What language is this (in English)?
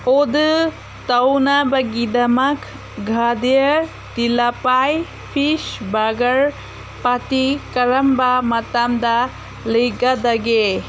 Manipuri